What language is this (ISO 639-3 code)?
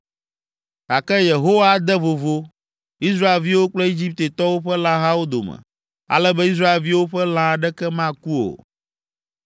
ewe